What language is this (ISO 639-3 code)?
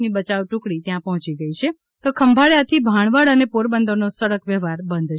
guj